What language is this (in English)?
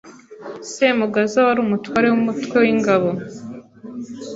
Kinyarwanda